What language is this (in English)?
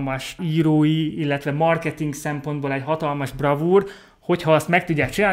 Hungarian